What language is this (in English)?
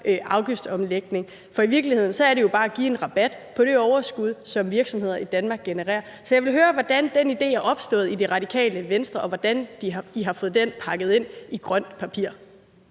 Danish